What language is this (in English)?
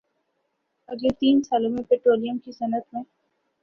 Urdu